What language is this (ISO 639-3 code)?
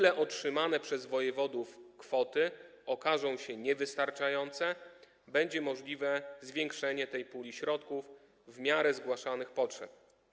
pol